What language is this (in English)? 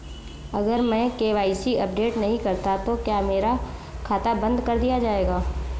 Hindi